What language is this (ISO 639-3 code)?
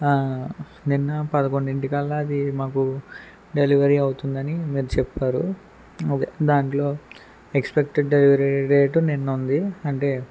tel